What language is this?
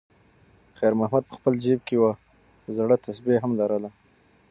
Pashto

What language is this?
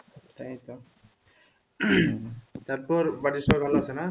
Bangla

